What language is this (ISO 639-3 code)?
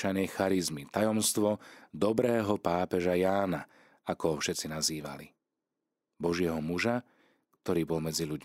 slk